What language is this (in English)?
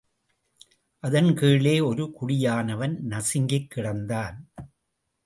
Tamil